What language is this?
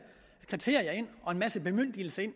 Danish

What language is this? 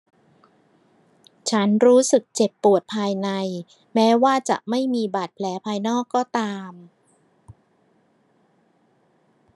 Thai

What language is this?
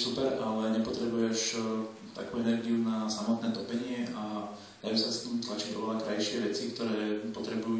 Czech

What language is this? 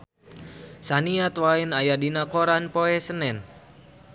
Sundanese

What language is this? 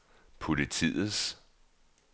Danish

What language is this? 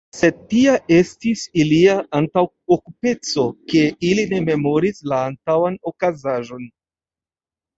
Esperanto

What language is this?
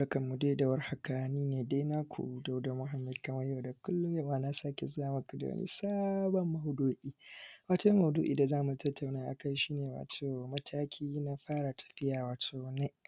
Hausa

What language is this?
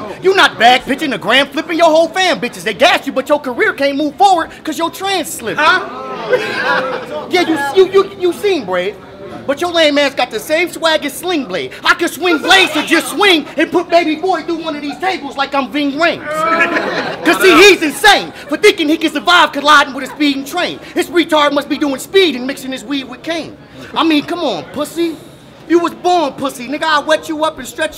English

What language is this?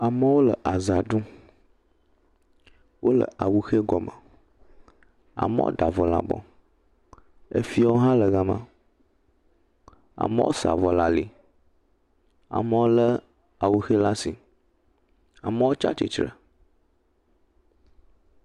Ewe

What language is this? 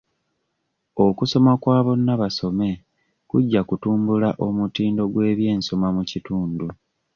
Ganda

